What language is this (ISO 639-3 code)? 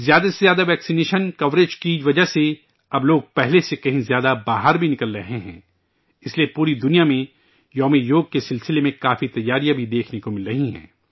urd